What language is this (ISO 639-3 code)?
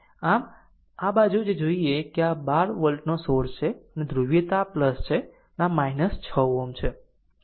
guj